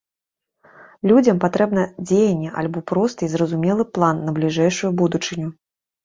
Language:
Belarusian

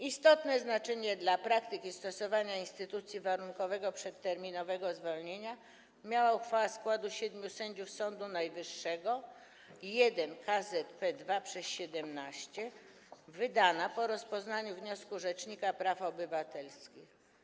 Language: Polish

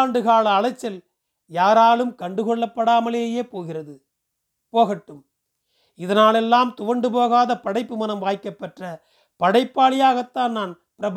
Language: Tamil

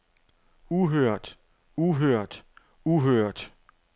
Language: Danish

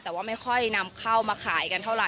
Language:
Thai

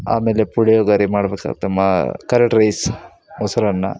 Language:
Kannada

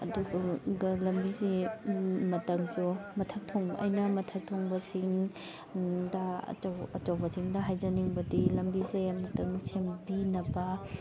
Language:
Manipuri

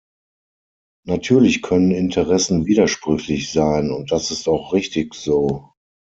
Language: German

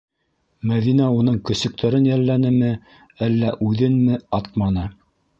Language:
Bashkir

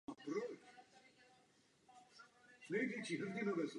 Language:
Czech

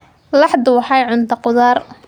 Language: Somali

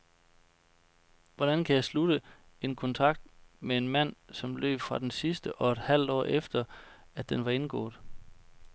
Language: Danish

